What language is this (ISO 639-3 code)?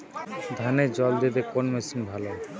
ben